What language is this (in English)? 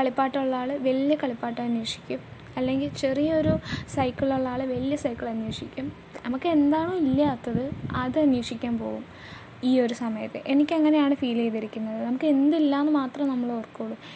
Malayalam